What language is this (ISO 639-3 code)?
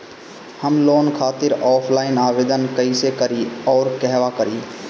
bho